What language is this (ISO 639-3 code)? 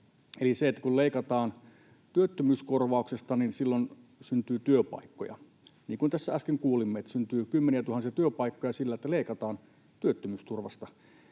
fin